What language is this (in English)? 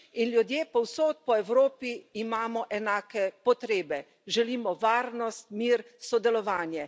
Slovenian